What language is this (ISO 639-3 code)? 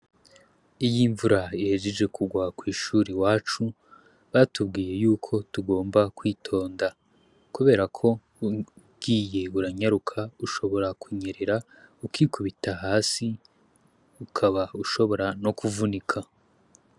run